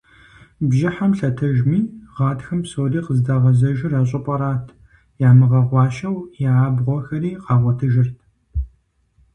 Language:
Kabardian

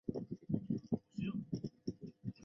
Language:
Chinese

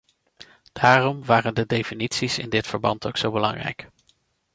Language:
Dutch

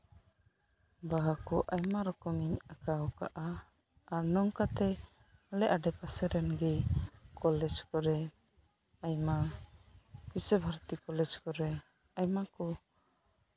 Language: Santali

